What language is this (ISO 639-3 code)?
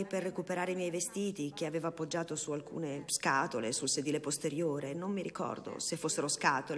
ita